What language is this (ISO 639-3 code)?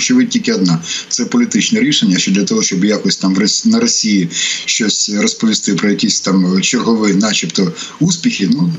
ukr